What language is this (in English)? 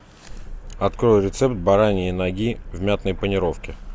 Russian